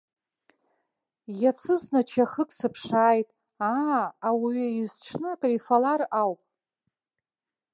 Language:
Abkhazian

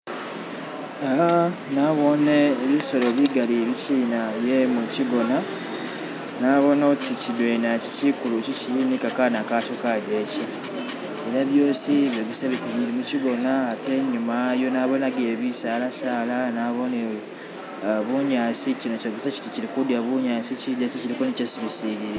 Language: Masaaba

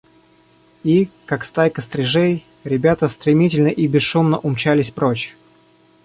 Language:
Russian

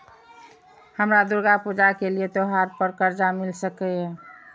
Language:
Maithili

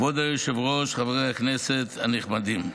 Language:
Hebrew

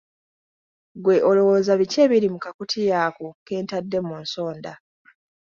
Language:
Ganda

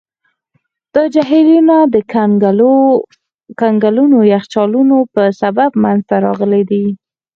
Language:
Pashto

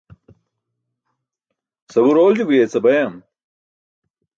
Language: Burushaski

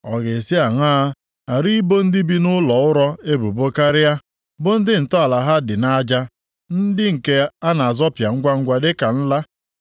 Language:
Igbo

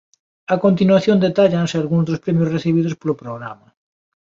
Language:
Galician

